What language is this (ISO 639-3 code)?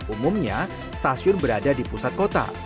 ind